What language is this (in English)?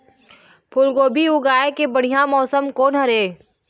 Chhattisgarhi